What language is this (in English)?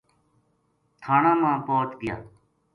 Gujari